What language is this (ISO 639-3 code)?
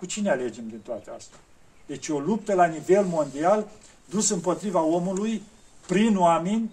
ron